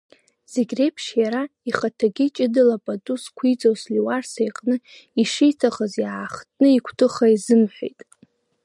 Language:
Abkhazian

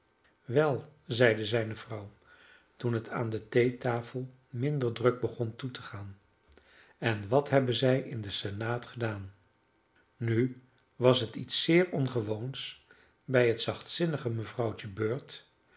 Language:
Dutch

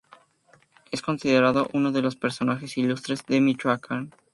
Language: Spanish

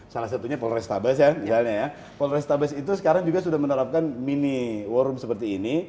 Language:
Indonesian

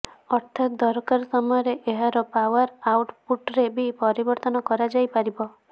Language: Odia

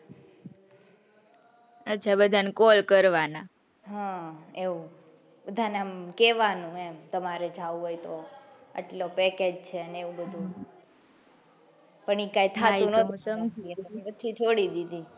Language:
Gujarati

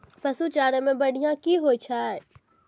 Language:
Maithili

